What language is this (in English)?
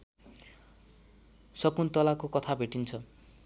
Nepali